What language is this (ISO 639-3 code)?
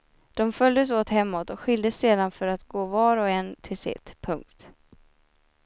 swe